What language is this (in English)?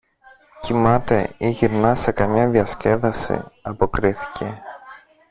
Greek